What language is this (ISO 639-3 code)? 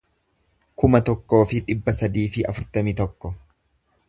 orm